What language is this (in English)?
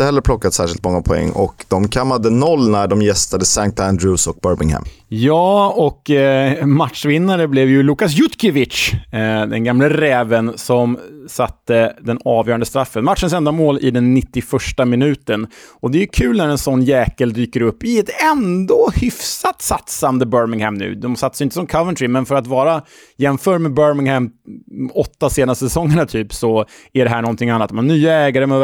Swedish